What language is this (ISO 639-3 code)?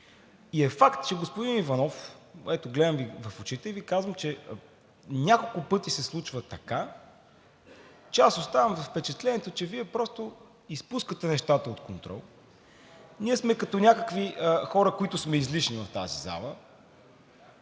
bul